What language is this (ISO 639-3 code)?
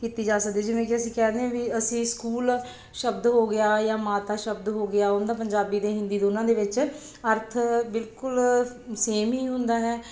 pan